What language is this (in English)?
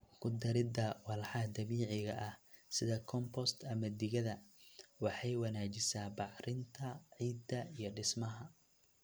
Somali